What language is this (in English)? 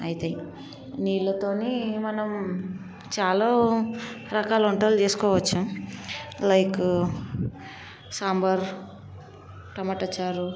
Telugu